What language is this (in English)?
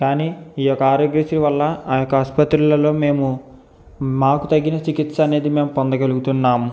Telugu